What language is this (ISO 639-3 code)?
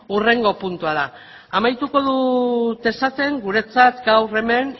eus